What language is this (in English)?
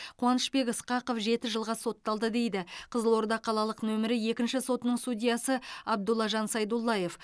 Kazakh